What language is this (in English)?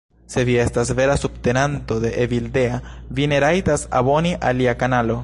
Esperanto